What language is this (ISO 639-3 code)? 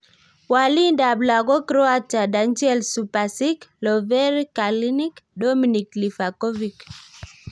kln